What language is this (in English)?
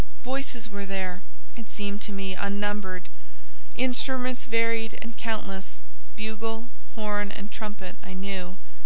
English